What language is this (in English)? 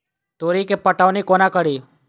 Maithili